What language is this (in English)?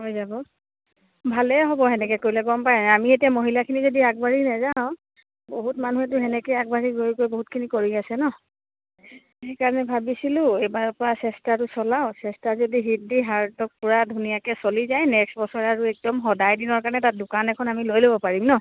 Assamese